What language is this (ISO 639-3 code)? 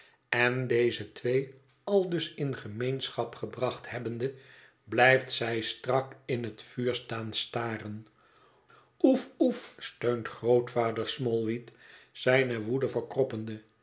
nld